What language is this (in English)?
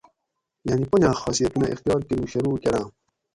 Gawri